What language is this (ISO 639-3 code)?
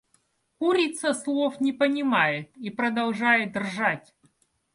rus